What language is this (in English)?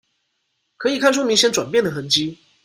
Chinese